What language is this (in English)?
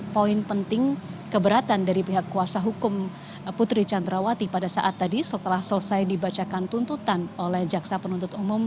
Indonesian